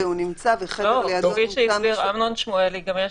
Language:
Hebrew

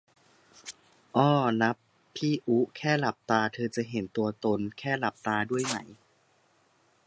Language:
Thai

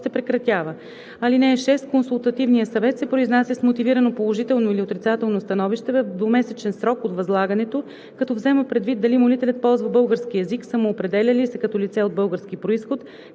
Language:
Bulgarian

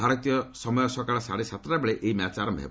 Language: Odia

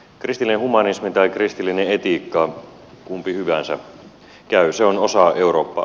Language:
Finnish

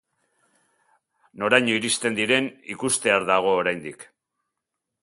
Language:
Basque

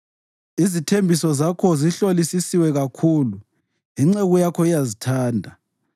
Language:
North Ndebele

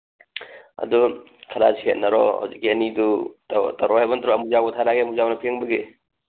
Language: Manipuri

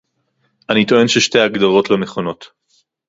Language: Hebrew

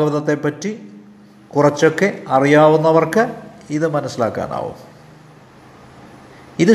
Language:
Malayalam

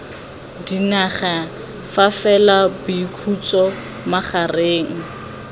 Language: Tswana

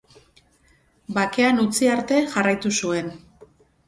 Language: Basque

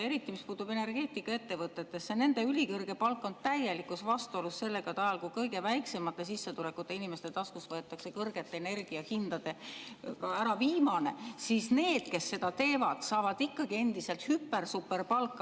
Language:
Estonian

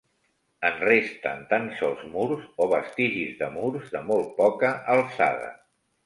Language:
Catalan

